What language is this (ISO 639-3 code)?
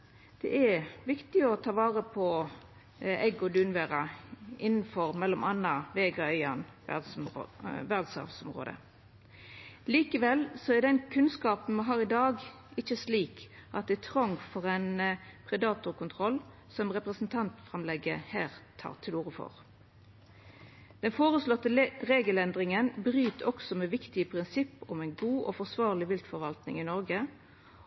nno